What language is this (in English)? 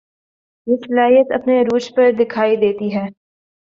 Urdu